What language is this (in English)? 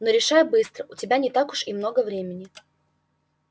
Russian